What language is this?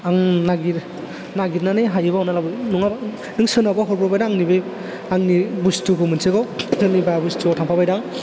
Bodo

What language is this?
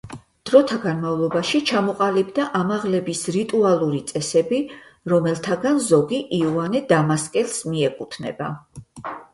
Georgian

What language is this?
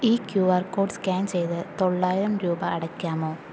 Malayalam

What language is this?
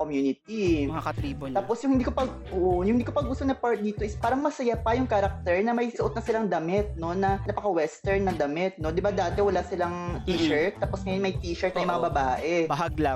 Filipino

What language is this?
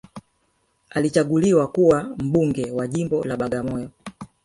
Swahili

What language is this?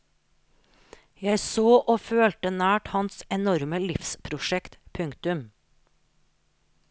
Norwegian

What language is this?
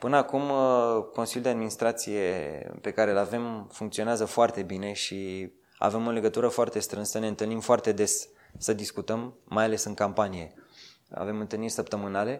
Romanian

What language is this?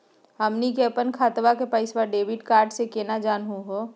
Magahi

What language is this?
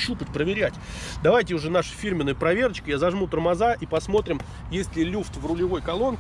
Russian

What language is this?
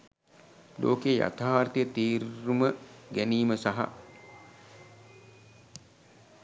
Sinhala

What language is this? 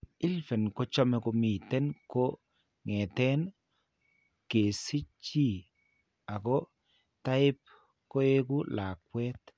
Kalenjin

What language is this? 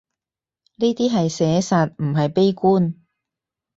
Cantonese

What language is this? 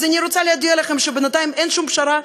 Hebrew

